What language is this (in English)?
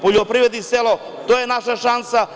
Serbian